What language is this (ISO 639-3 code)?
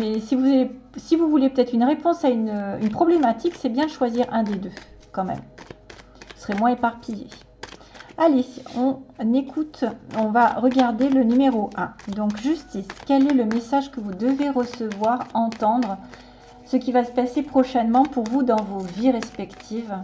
fra